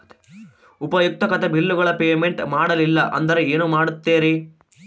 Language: Kannada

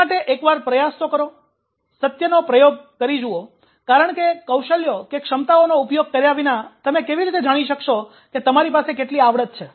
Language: Gujarati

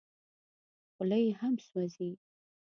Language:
Pashto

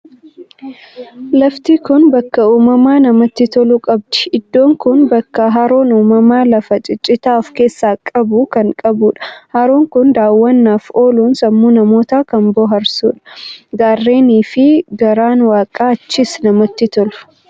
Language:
Oromo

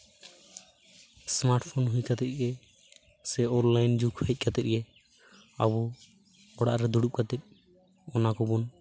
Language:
Santali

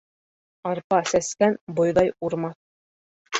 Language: Bashkir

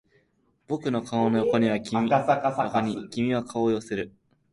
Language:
Japanese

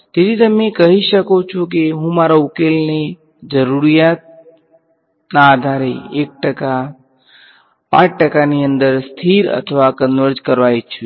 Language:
Gujarati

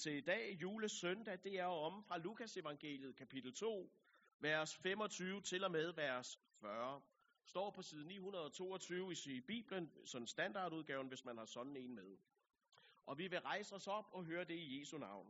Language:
Danish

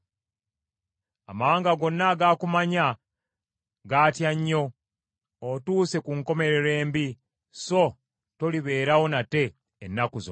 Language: Ganda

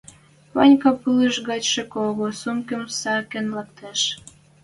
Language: Western Mari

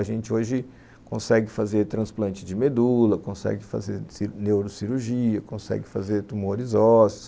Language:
Portuguese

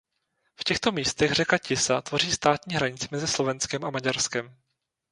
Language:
Czech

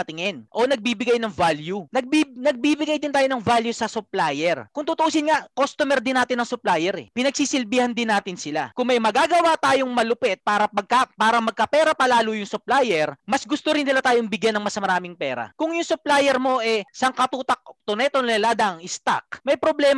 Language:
Filipino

